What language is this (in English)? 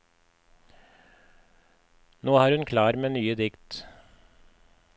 Norwegian